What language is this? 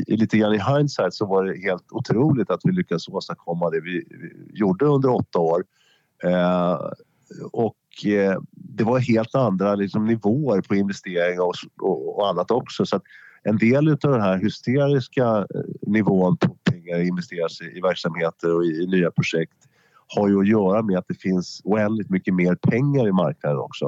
Swedish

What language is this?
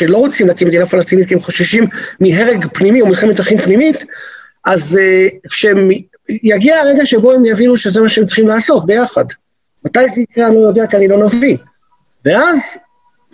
Hebrew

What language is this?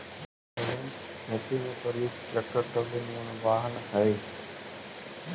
Magahi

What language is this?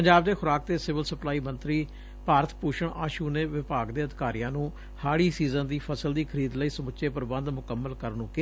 Punjabi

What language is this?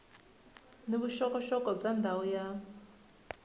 Tsonga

